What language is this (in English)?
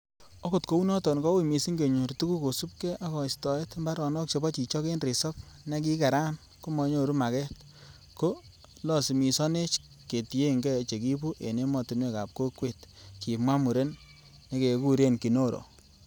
Kalenjin